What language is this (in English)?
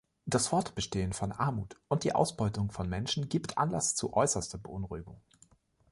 German